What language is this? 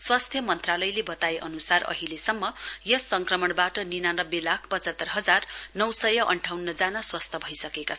Nepali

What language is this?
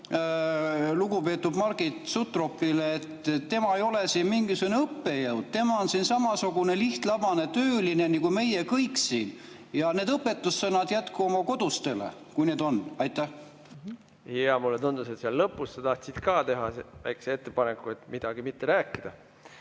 Estonian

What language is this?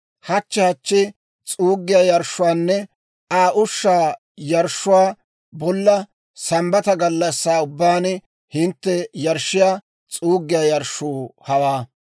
Dawro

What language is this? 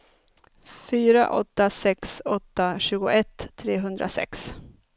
Swedish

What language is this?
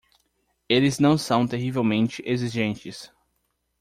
Portuguese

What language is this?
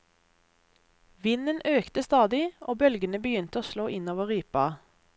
Norwegian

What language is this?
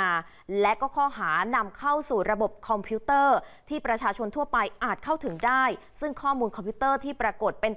Thai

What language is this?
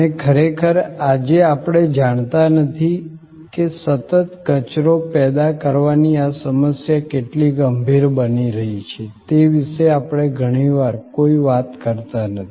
Gujarati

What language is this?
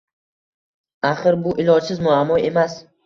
Uzbek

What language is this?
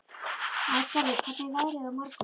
Icelandic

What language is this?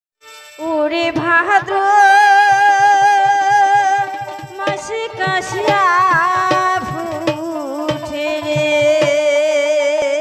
Thai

